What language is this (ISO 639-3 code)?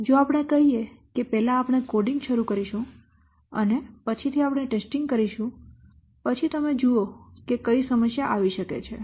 guj